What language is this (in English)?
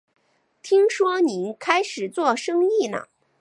Chinese